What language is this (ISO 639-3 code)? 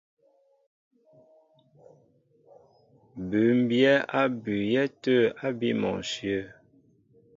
mbo